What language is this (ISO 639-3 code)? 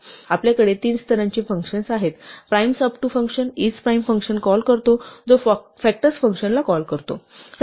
mar